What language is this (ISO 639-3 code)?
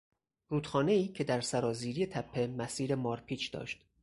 fas